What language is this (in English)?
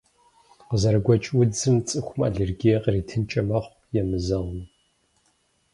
Kabardian